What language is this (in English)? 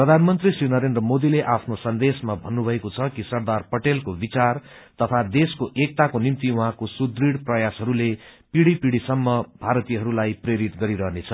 Nepali